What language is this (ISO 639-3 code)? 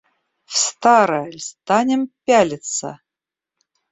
rus